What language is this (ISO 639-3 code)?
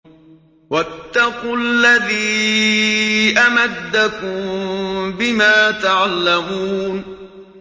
ara